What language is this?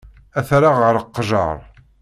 Kabyle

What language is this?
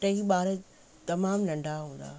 Sindhi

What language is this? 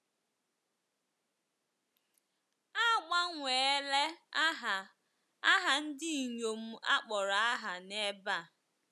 Igbo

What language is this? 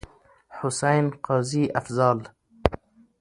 Pashto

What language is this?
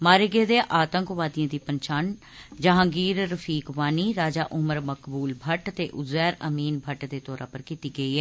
Dogri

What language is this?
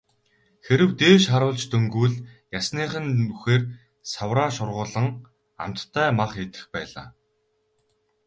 Mongolian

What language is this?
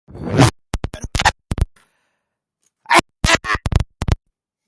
Japanese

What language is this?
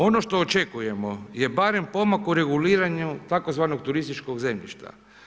Croatian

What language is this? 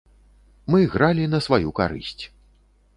Belarusian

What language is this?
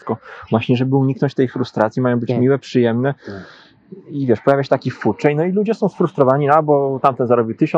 Polish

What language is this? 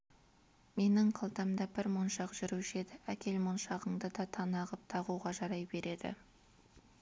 Kazakh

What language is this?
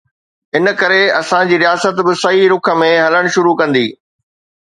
Sindhi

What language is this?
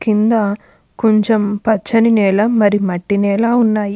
Telugu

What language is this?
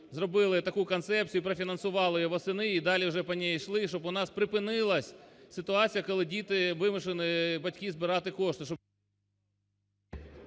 Ukrainian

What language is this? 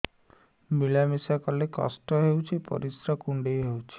Odia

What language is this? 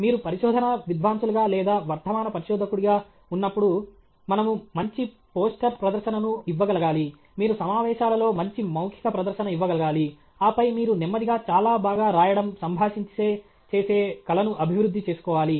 Telugu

